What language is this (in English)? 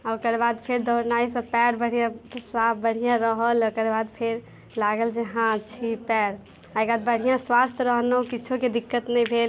Maithili